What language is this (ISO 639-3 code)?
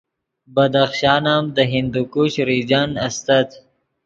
ydg